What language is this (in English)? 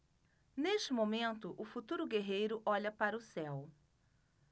Portuguese